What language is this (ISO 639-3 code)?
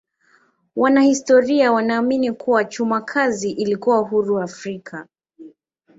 swa